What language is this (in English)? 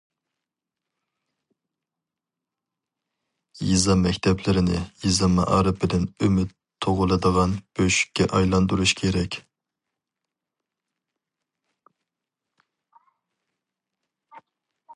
Uyghur